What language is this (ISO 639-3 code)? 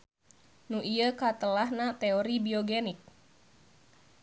sun